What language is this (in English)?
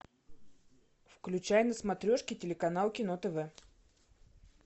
Russian